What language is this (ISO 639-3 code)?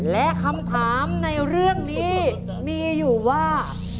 tha